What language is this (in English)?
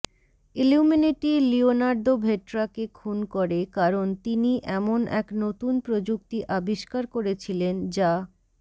Bangla